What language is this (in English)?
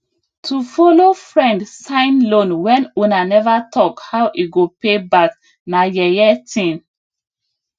Nigerian Pidgin